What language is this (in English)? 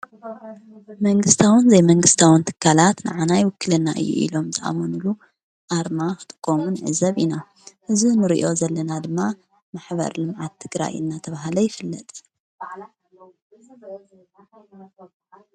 Tigrinya